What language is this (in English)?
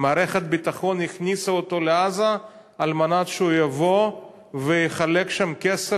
Hebrew